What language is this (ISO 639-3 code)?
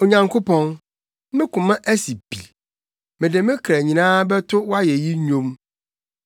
aka